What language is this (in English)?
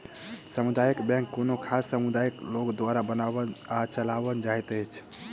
Maithili